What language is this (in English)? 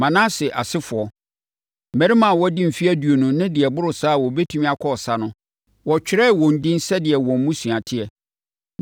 Akan